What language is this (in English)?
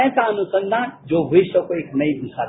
Hindi